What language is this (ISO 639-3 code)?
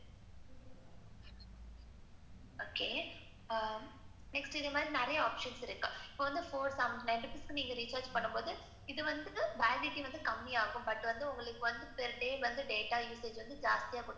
tam